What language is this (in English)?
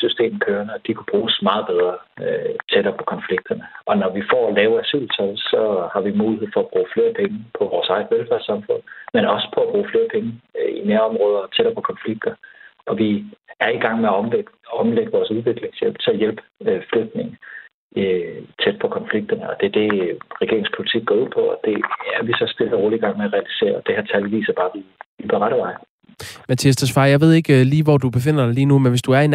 Danish